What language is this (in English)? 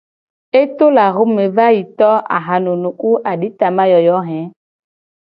Gen